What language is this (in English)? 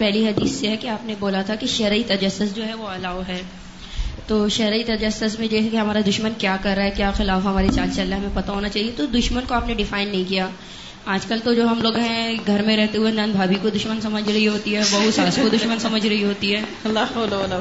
Urdu